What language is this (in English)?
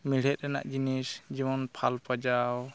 Santali